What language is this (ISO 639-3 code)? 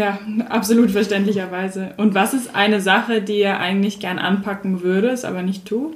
deu